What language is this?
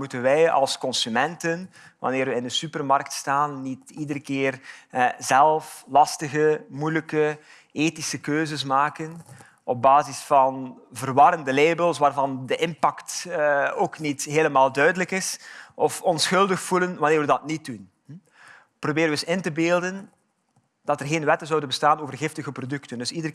Dutch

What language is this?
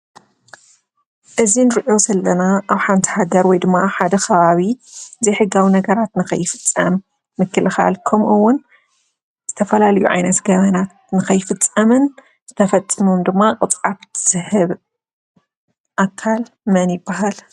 Tigrinya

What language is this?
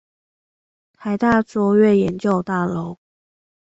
Chinese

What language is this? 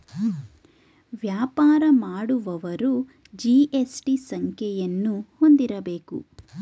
Kannada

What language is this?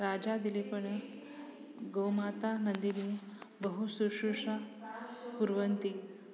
Sanskrit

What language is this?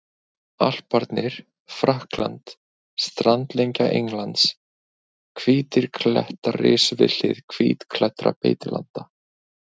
Icelandic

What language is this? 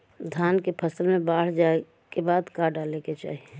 Bhojpuri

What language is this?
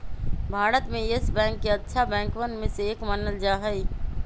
Magahi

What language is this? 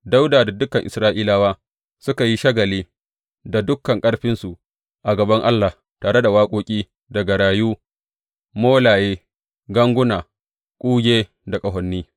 Hausa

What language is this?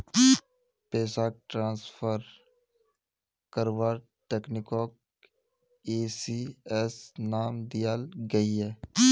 Magahi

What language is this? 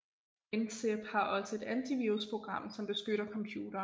Danish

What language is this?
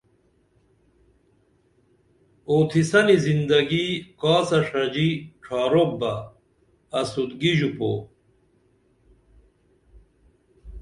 Dameli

